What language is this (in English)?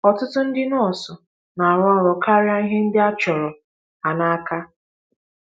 Igbo